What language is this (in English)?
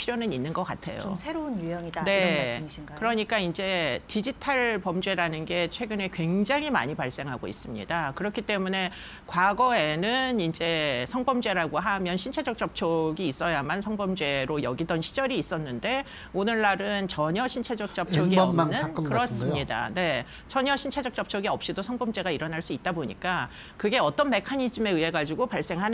Korean